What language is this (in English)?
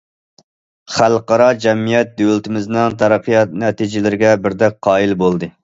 Uyghur